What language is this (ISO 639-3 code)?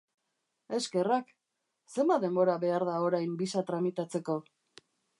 eus